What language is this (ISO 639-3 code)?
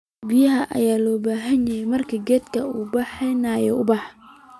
som